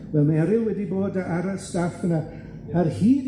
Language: Welsh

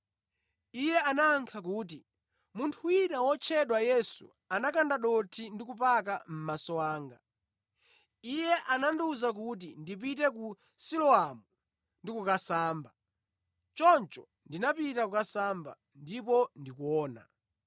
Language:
Nyanja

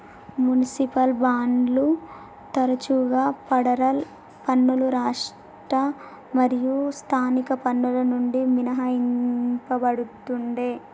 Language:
Telugu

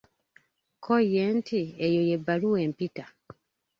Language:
Ganda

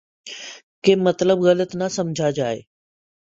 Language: Urdu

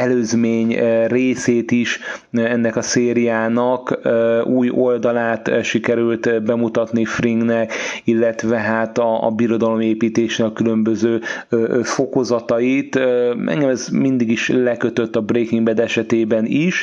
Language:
Hungarian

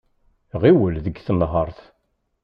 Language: Kabyle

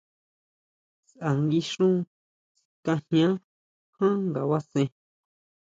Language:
Huautla Mazatec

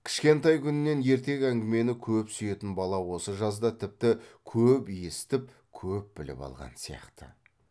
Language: Kazakh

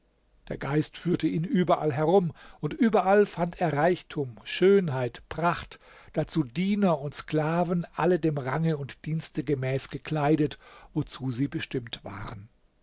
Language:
German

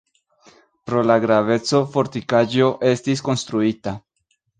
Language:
Esperanto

